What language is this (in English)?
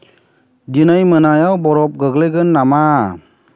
Bodo